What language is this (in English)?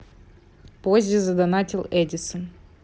Russian